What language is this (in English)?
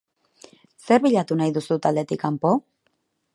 Basque